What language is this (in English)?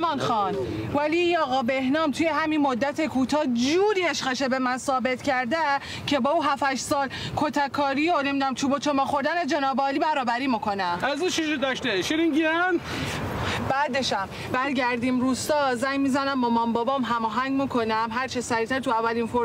Persian